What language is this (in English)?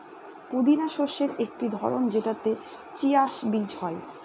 Bangla